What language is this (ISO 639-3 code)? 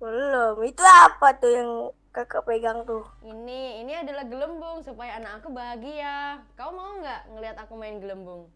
ind